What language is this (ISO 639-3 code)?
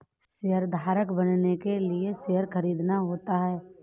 hin